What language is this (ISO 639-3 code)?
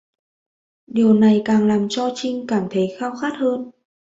vie